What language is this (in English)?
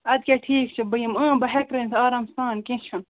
Kashmiri